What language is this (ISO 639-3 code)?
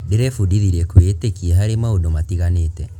kik